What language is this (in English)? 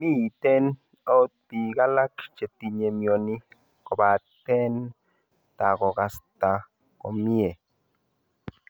Kalenjin